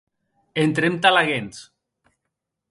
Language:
Occitan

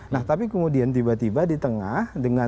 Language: Indonesian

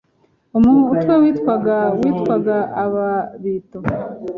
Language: Kinyarwanda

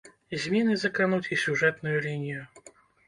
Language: Belarusian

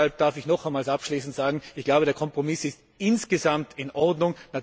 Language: German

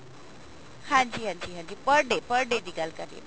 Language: Punjabi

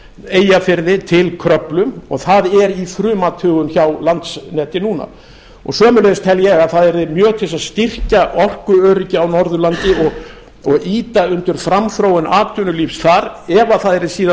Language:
Icelandic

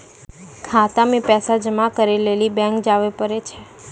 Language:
Maithili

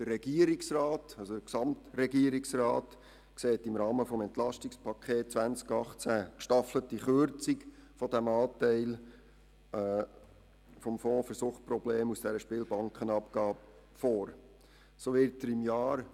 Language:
Swiss German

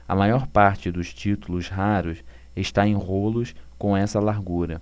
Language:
Portuguese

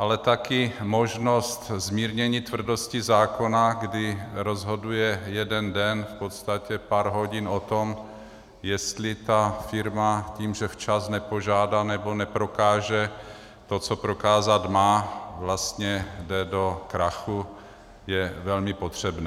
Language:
Czech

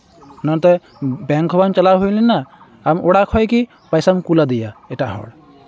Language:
Santali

